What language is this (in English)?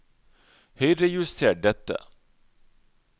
Norwegian